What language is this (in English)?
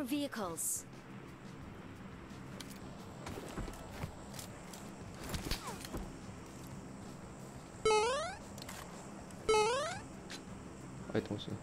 Indonesian